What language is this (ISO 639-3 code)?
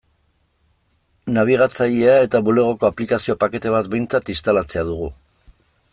eus